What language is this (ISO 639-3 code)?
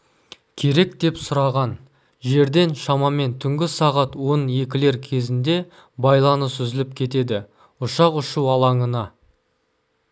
kaz